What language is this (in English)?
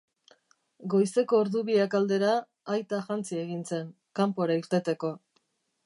Basque